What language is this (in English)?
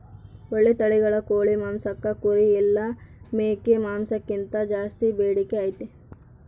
Kannada